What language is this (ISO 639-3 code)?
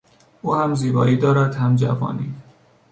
fas